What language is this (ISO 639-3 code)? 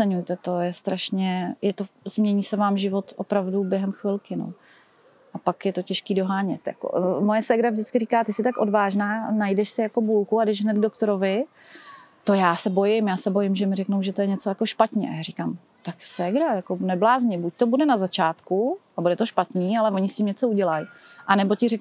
ces